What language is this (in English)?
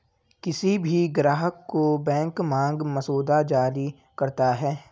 Hindi